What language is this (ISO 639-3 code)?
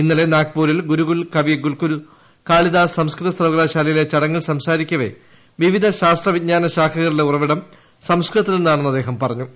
mal